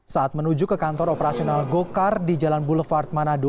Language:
Indonesian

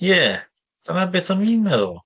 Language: Welsh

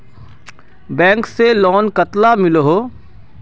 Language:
Magahi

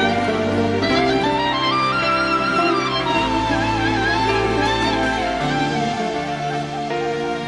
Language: Turkish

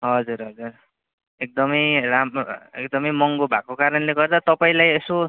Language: Nepali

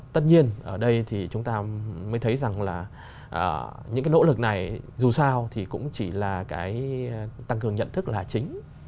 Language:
Vietnamese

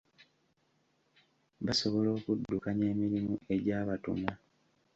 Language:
Ganda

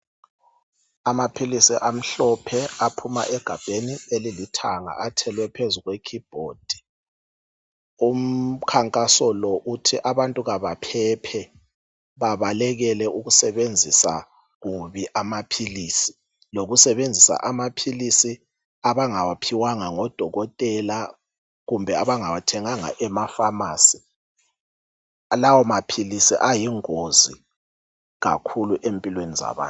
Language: North Ndebele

